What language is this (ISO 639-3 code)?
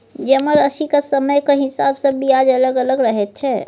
mai